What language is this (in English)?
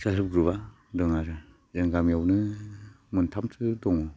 Bodo